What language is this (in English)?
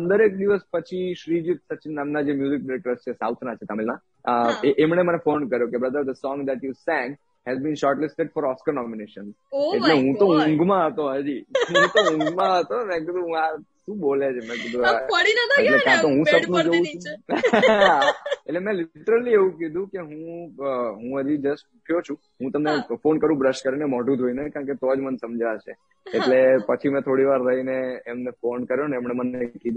Gujarati